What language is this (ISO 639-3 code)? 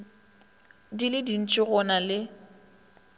nso